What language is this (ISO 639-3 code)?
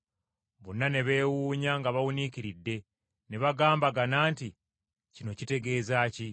lug